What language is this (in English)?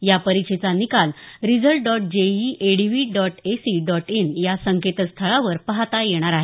Marathi